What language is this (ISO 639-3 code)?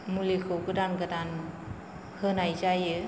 brx